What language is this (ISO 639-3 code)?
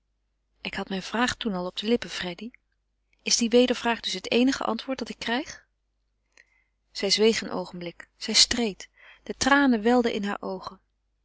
nld